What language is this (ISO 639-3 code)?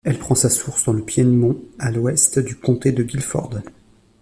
fra